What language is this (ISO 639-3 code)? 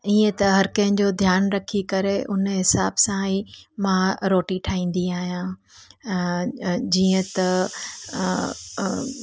snd